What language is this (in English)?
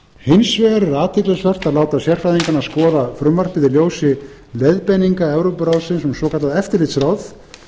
Icelandic